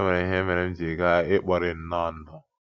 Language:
Igbo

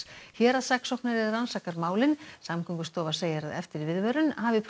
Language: Icelandic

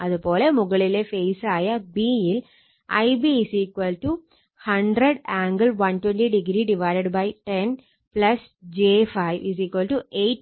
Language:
Malayalam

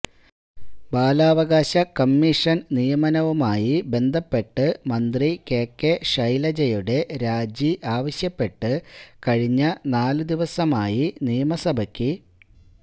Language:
Malayalam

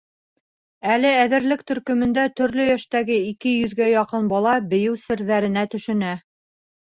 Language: Bashkir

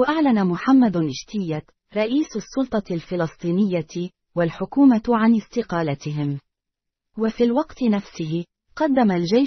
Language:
Arabic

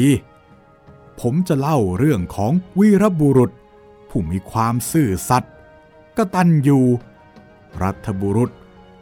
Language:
Thai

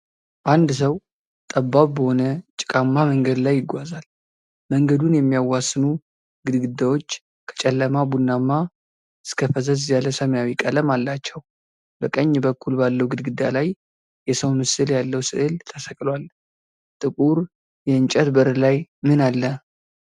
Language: Amharic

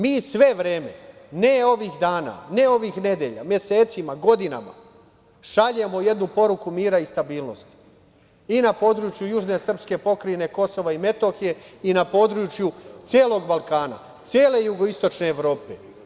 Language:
Serbian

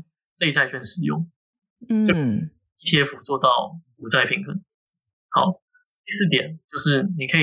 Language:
Chinese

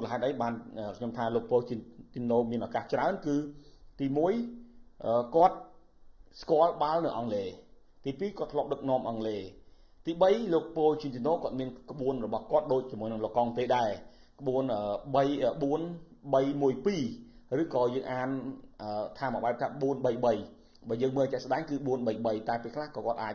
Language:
Vietnamese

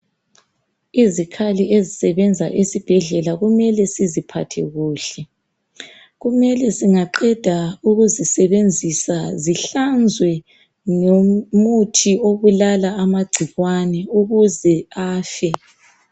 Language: North Ndebele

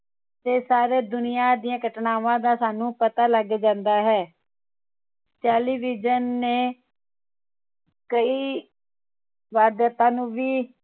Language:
Punjabi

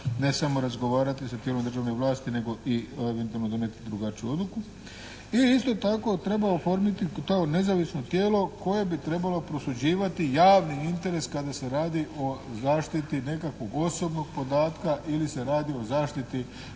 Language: Croatian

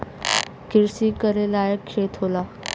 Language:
Bhojpuri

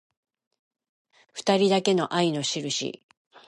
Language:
Japanese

